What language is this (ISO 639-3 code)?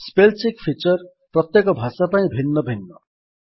ori